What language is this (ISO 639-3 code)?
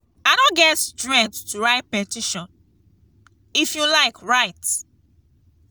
pcm